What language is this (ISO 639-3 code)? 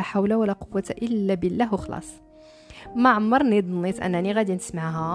ara